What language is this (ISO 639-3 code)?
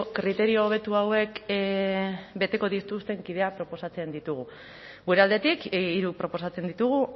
eus